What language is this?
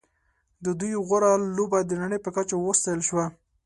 Pashto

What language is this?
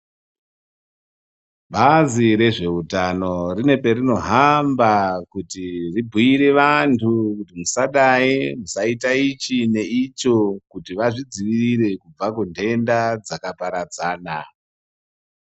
Ndau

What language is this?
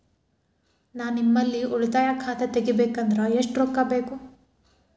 Kannada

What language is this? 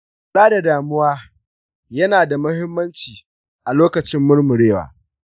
Hausa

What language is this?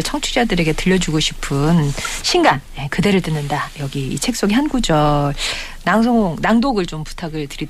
Korean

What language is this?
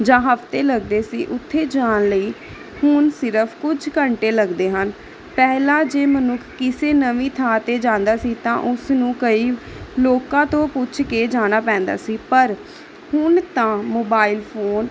Punjabi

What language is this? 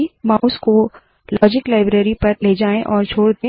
Hindi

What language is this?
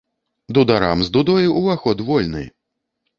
Belarusian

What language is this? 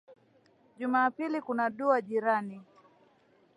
Swahili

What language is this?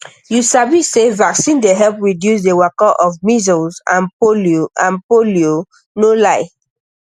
Nigerian Pidgin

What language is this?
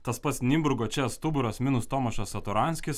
Lithuanian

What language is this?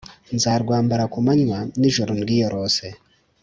Kinyarwanda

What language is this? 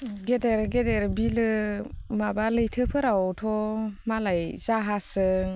Bodo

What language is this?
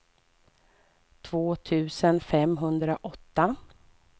Swedish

